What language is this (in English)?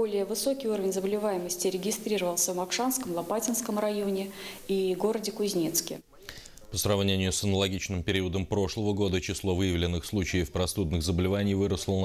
Russian